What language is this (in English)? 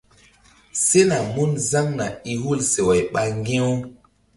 Mbum